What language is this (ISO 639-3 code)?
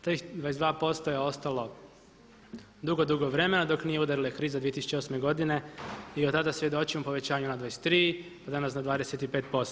hrv